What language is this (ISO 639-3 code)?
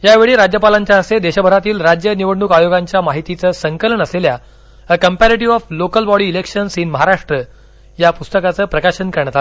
mar